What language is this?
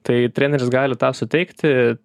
Lithuanian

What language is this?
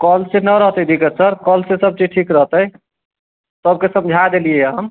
Maithili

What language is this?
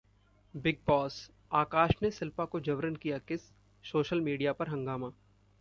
Hindi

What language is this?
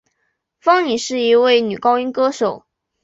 Chinese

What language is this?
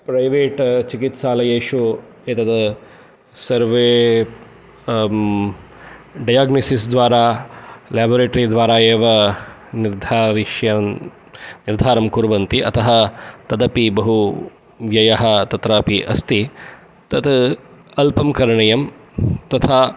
Sanskrit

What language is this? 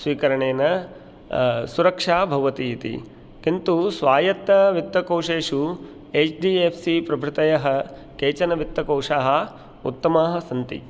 Sanskrit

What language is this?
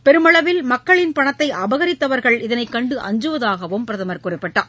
Tamil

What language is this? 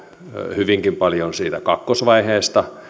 Finnish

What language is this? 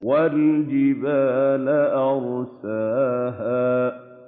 Arabic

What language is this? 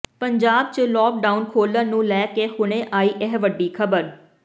Punjabi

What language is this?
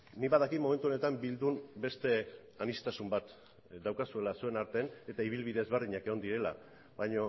Basque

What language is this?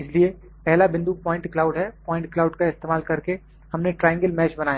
Hindi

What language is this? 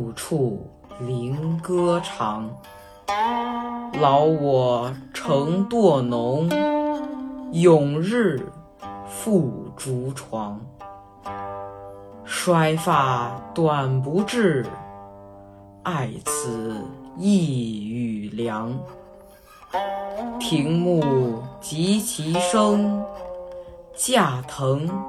Chinese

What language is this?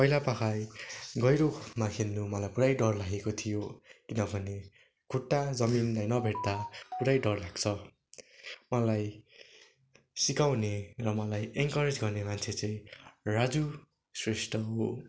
Nepali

